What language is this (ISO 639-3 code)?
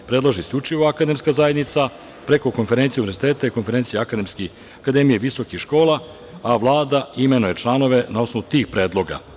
srp